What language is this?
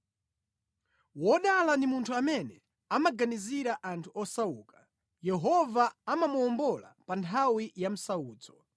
Nyanja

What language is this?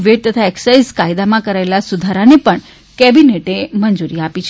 Gujarati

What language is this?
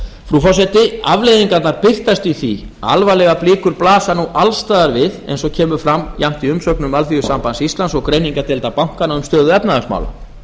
Icelandic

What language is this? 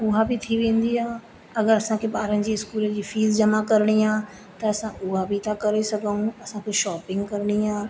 Sindhi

